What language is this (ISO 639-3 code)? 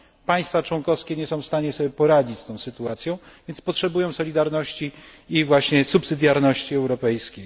pol